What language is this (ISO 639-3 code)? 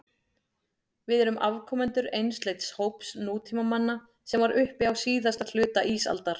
isl